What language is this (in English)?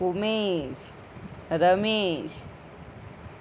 Konkani